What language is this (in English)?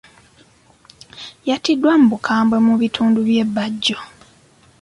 Ganda